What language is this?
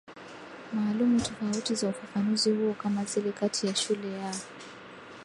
Swahili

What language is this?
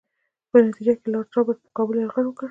Pashto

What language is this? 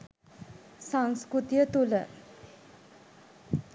Sinhala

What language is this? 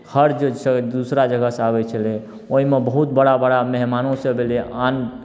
Maithili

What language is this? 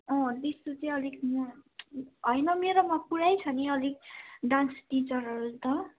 Nepali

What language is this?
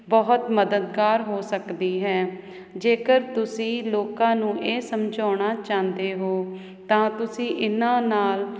Punjabi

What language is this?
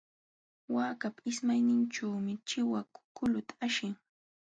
Jauja Wanca Quechua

